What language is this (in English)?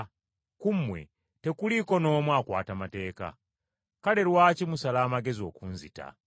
Ganda